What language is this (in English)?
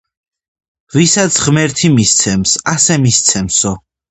Georgian